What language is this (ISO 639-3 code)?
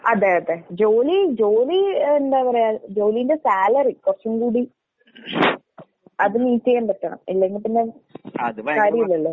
mal